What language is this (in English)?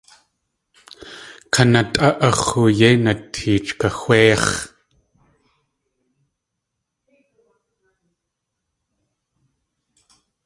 Tlingit